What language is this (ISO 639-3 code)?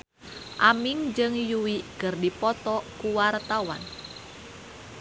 sun